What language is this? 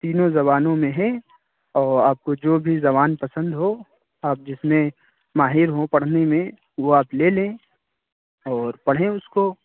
Urdu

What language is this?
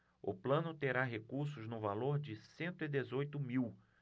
Portuguese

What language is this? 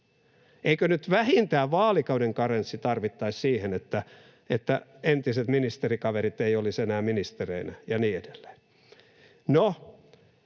Finnish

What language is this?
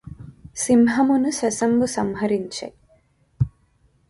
Telugu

